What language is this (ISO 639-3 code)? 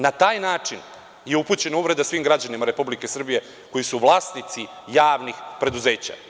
srp